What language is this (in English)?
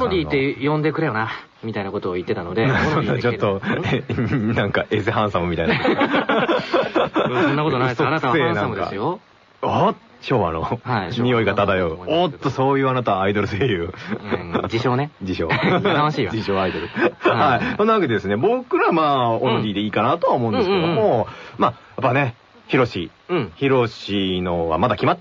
Japanese